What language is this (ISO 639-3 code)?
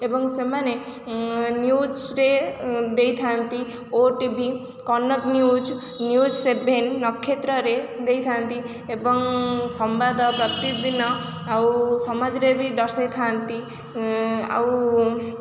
ori